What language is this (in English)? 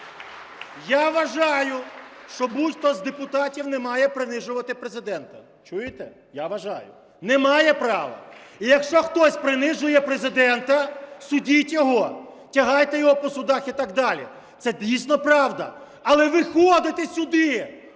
Ukrainian